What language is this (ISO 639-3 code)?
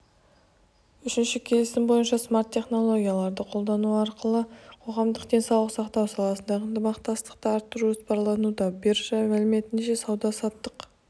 kaz